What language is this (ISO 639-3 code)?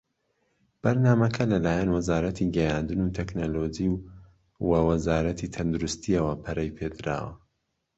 ckb